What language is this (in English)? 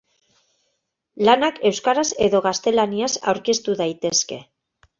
Basque